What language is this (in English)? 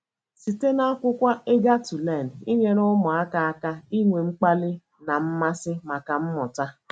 Igbo